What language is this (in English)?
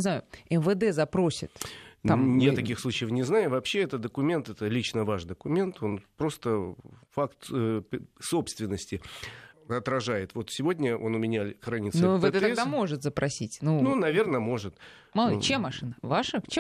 Russian